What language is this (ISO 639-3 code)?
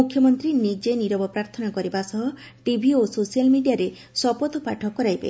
ori